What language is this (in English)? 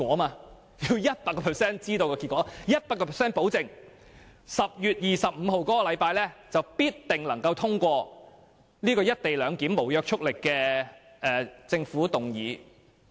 Cantonese